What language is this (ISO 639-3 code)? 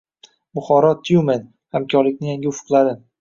uzb